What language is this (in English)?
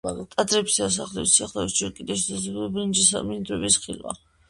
Georgian